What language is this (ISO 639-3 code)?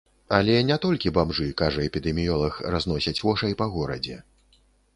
bel